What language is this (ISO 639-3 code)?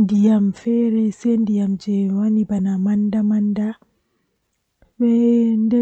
fuh